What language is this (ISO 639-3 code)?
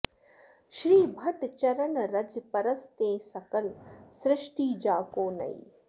san